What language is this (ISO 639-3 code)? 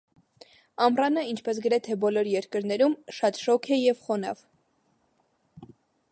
hye